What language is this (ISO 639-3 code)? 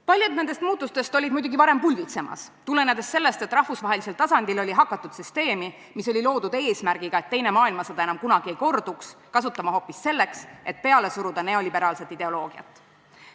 est